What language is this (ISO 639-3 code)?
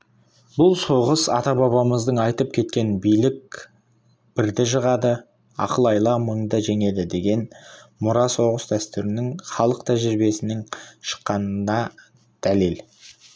kaz